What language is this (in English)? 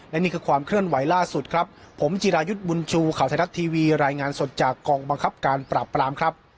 Thai